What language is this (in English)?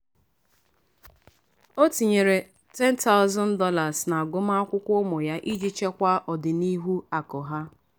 Igbo